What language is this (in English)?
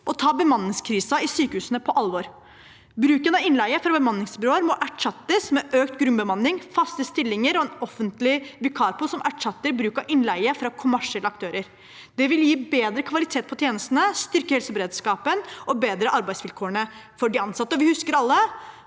Norwegian